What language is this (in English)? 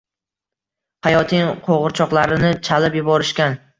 Uzbek